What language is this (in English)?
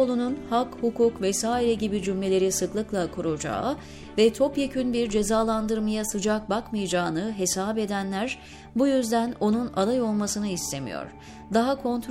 Turkish